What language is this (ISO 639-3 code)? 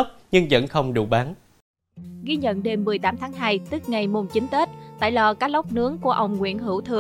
vie